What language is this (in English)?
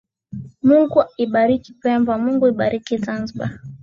Swahili